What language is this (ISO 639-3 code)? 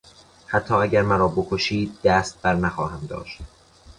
fas